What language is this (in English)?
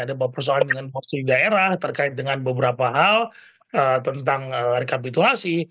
Indonesian